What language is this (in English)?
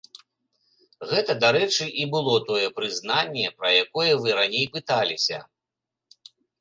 Belarusian